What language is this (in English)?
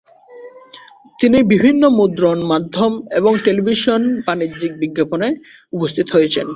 Bangla